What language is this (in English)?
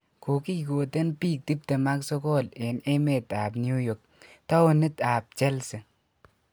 Kalenjin